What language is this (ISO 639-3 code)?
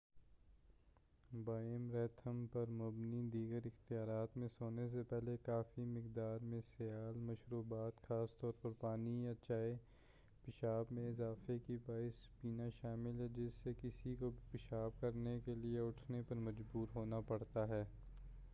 urd